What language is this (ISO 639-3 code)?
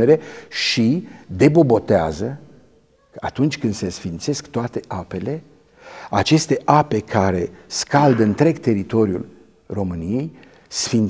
ron